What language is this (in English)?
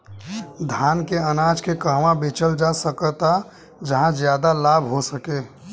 Bhojpuri